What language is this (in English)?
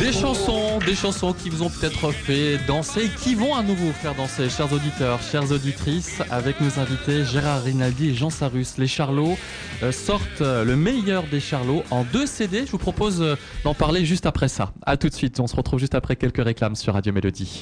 French